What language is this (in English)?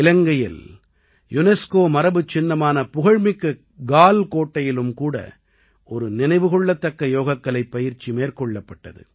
Tamil